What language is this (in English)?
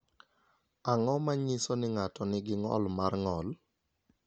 Luo (Kenya and Tanzania)